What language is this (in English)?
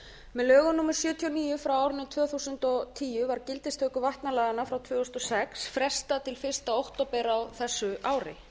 Icelandic